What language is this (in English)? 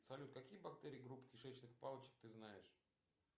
Russian